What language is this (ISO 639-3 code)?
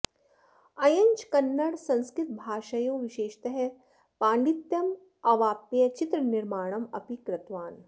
san